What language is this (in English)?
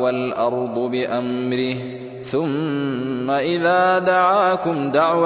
Arabic